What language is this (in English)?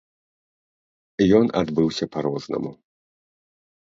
Belarusian